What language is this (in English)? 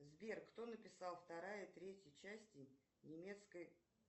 Russian